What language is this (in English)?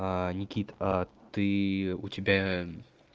Russian